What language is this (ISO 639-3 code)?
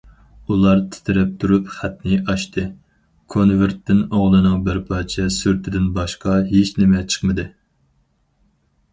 uig